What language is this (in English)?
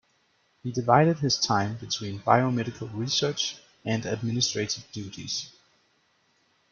English